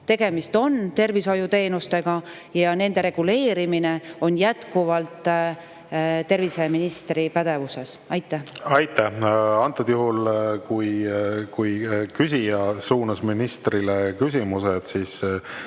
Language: Estonian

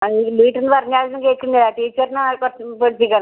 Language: Malayalam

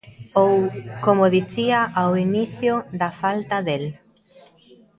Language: Galician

